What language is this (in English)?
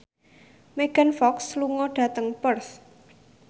Javanese